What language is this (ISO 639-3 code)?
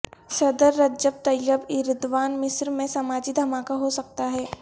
urd